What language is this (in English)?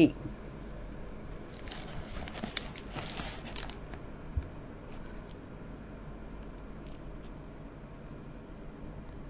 Tamil